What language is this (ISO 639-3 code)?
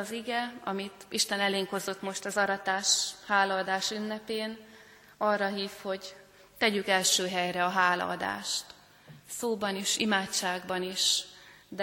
hun